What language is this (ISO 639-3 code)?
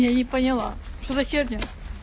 rus